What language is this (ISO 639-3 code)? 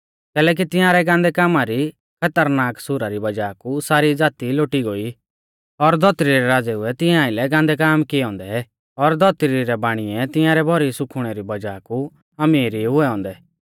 bfz